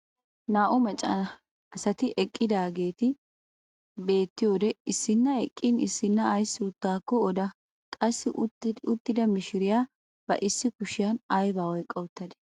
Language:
Wolaytta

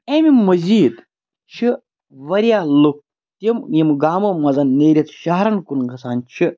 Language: Kashmiri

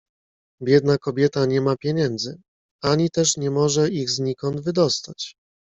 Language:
Polish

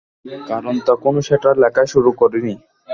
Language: Bangla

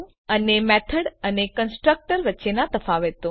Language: Gujarati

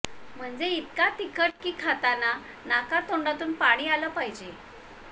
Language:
Marathi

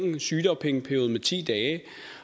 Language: Danish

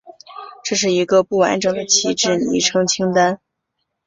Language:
Chinese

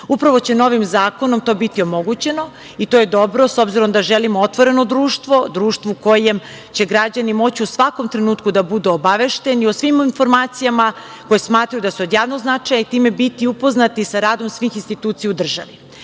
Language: Serbian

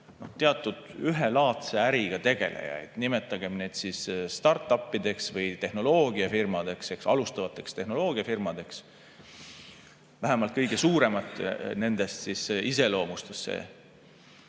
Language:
Estonian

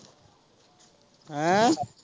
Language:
Punjabi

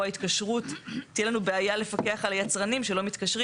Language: Hebrew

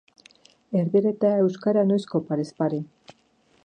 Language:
Basque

